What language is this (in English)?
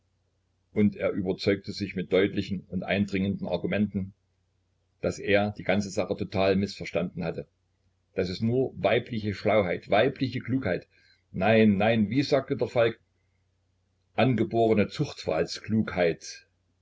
German